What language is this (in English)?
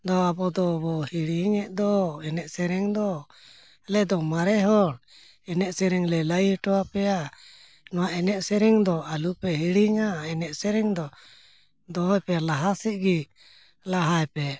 Santali